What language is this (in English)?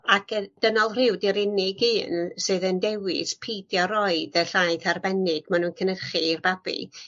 Welsh